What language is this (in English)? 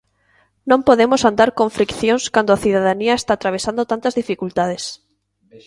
Galician